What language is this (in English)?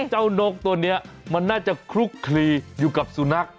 Thai